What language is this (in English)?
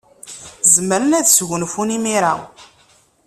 Kabyle